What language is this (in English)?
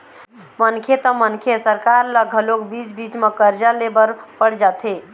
Chhattisgarhi